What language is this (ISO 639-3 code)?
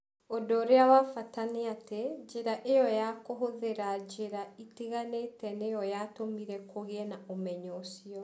kik